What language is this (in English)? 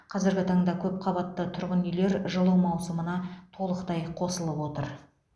Kazakh